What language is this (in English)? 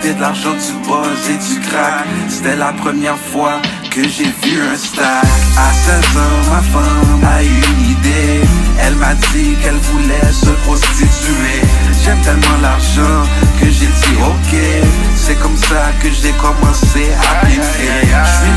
French